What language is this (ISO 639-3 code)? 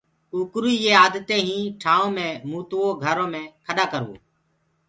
ggg